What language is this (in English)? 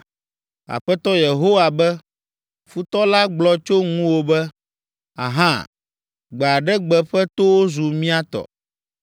Ewe